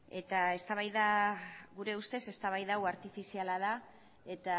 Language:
Basque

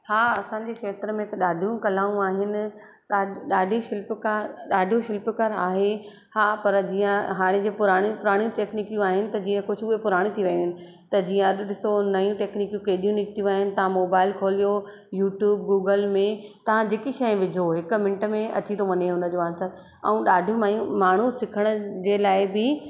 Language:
Sindhi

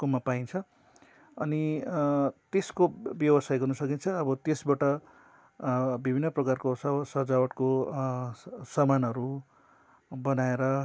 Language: Nepali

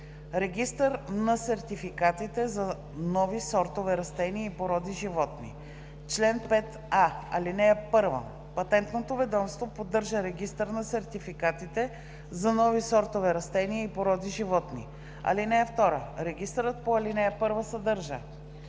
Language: Bulgarian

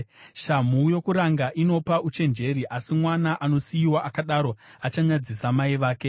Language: Shona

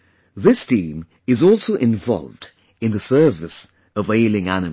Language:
English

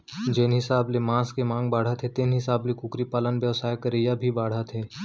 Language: Chhattisgarhi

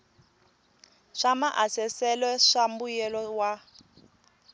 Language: Tsonga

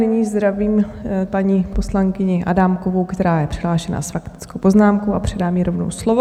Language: Czech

